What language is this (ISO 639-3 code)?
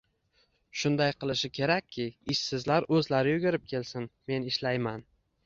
uzb